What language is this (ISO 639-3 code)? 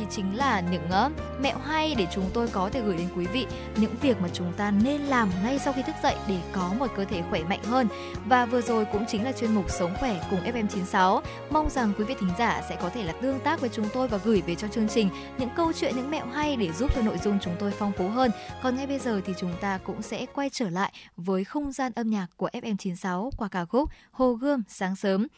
vie